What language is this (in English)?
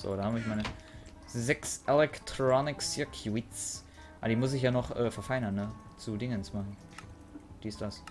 German